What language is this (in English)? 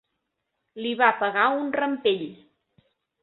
Catalan